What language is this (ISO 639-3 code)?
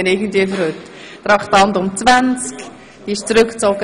gsw